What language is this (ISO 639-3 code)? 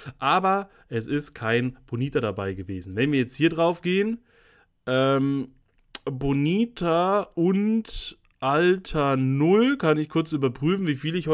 deu